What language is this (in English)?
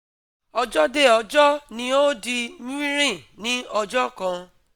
Yoruba